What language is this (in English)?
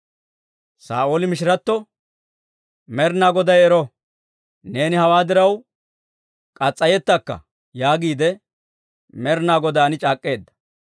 Dawro